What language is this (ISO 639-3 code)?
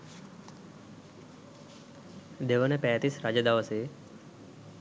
sin